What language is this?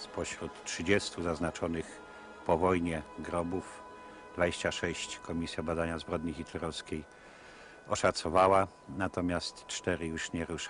Polish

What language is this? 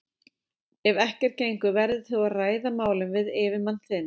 Icelandic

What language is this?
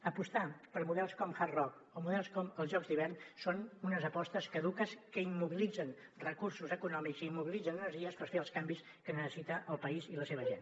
Catalan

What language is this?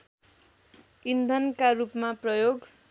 Nepali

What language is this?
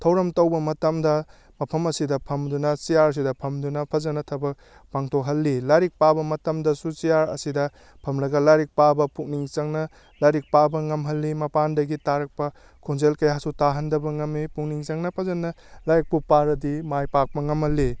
Manipuri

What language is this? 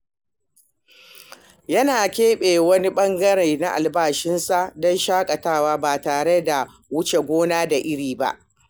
Hausa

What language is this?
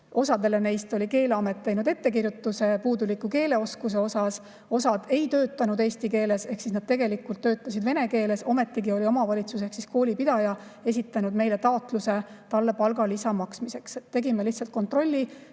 Estonian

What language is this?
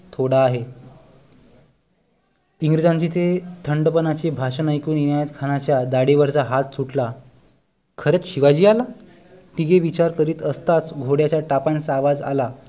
Marathi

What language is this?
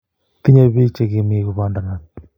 Kalenjin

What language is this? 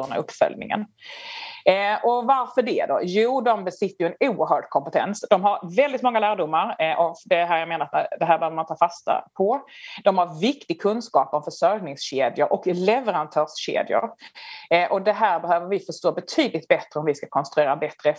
Swedish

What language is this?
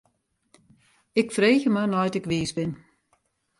Western Frisian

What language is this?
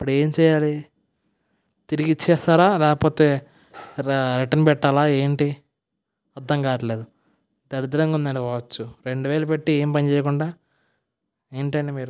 Telugu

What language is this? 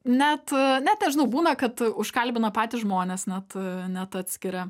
Lithuanian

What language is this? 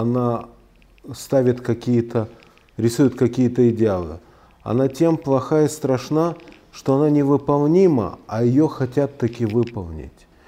Russian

